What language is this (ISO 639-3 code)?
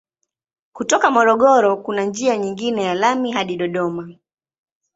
swa